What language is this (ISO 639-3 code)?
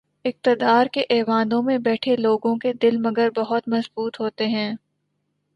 urd